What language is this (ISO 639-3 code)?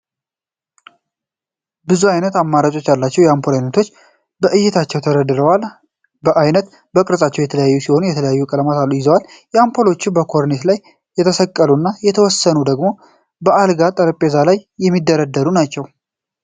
amh